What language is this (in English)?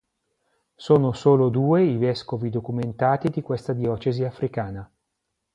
Italian